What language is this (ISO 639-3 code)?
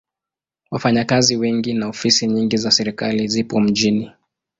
swa